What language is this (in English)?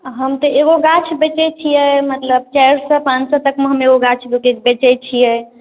Maithili